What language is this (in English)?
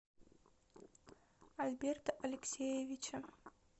Russian